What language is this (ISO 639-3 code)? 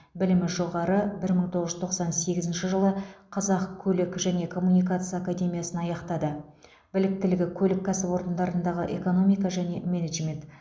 kaz